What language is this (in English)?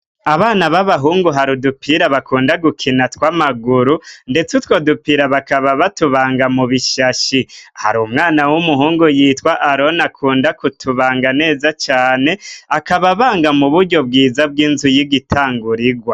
Rundi